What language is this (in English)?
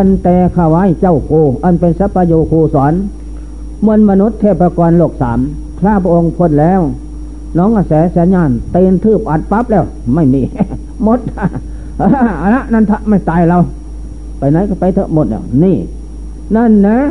Thai